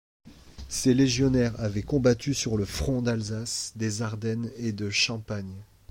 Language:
French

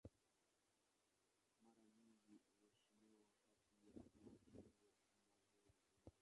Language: Swahili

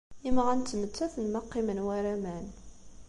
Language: Kabyle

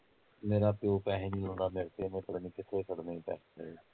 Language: Punjabi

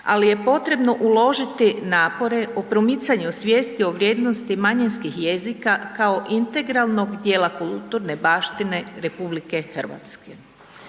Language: Croatian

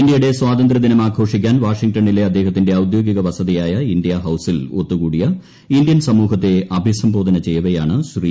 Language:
Malayalam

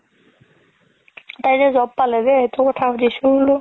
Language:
Assamese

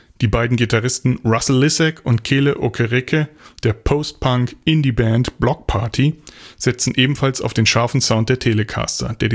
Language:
German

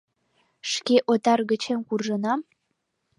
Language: Mari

